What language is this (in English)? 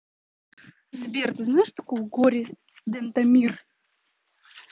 Russian